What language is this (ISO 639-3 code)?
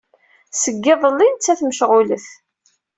kab